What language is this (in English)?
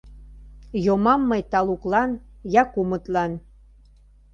Mari